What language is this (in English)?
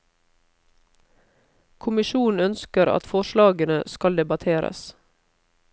Norwegian